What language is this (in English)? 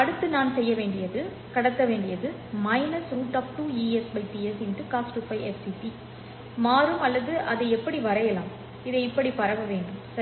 Tamil